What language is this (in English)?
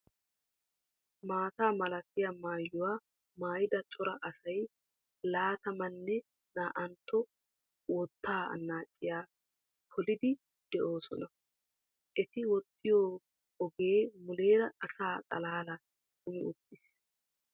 Wolaytta